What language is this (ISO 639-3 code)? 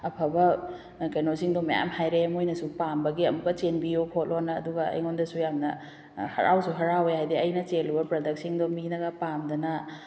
mni